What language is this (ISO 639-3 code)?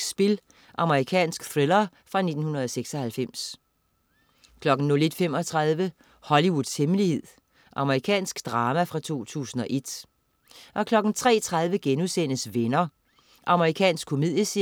dan